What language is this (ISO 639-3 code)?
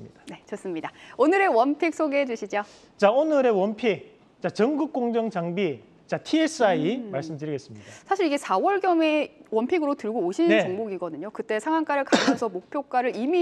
kor